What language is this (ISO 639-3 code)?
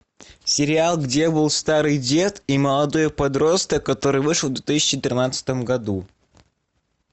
rus